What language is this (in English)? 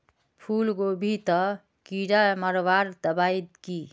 Magahi